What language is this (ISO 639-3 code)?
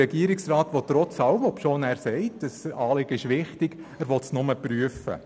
gsw